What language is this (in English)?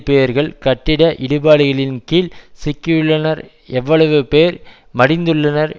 Tamil